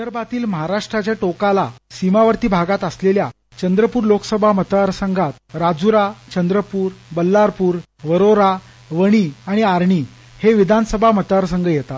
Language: Marathi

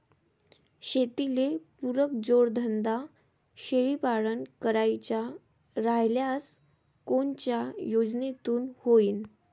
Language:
Marathi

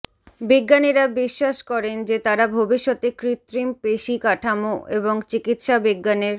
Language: Bangla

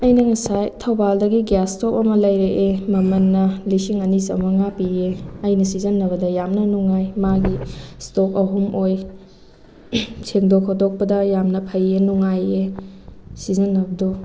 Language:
Manipuri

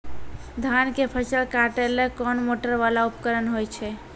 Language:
Maithili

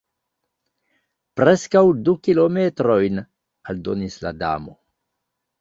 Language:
Esperanto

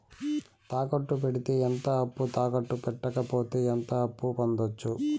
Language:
Telugu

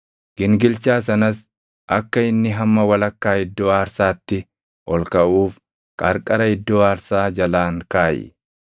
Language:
Oromo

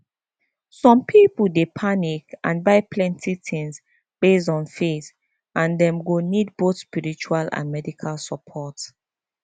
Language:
Nigerian Pidgin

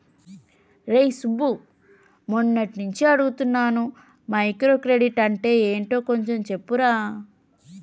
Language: Telugu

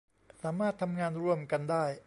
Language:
Thai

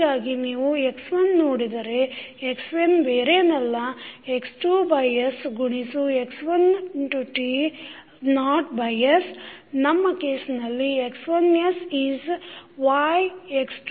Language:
Kannada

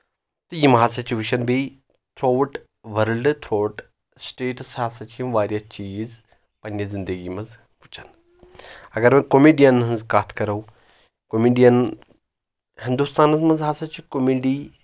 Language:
Kashmiri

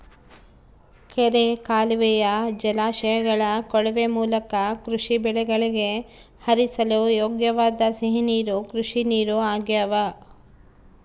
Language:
Kannada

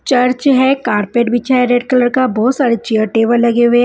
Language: Hindi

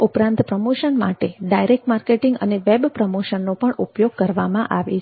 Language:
Gujarati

